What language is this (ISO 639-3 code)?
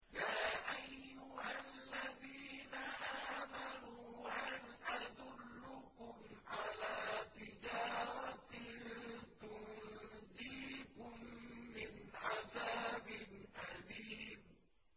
ara